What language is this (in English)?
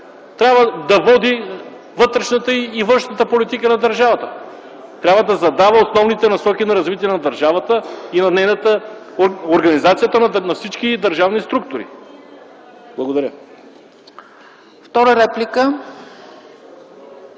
Bulgarian